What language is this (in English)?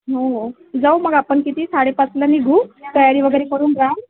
Marathi